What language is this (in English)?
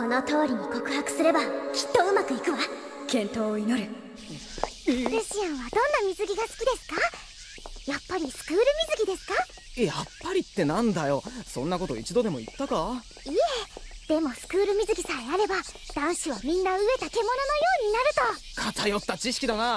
Japanese